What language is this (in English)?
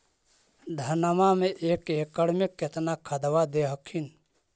Magahi